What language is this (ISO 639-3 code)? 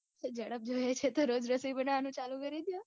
guj